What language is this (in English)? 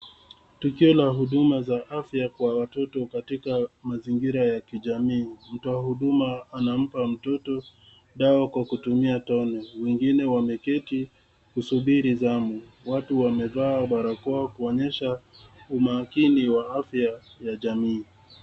Swahili